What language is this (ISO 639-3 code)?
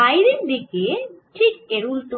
ben